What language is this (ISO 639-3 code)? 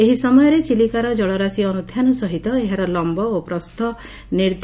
ori